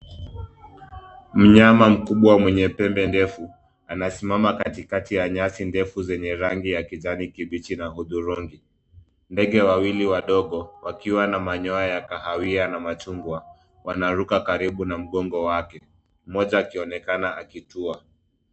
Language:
Swahili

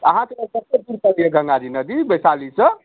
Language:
Maithili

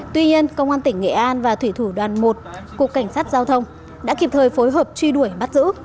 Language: Vietnamese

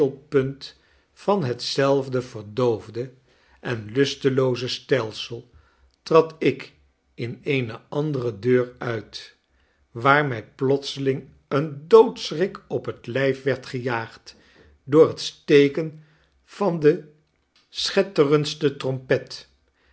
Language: Dutch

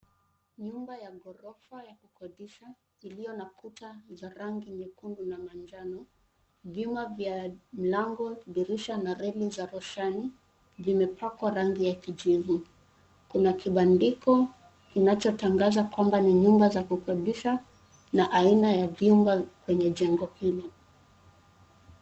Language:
Swahili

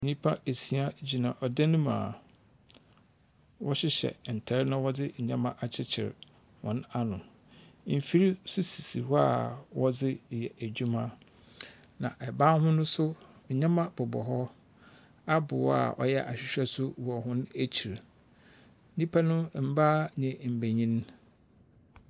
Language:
Akan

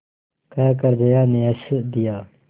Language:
Hindi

